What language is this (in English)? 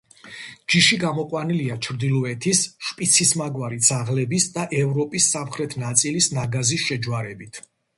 Georgian